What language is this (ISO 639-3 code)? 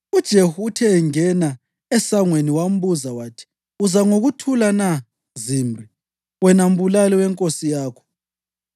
nde